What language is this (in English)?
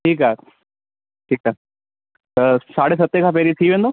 Sindhi